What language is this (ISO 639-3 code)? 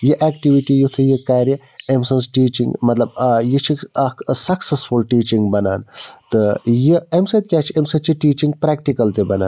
kas